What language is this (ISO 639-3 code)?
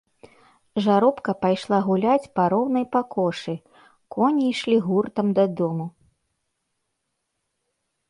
bel